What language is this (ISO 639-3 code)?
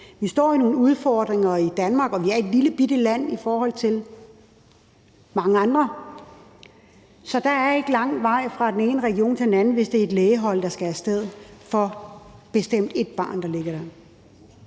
dan